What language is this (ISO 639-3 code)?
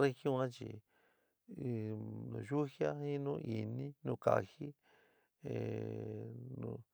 mig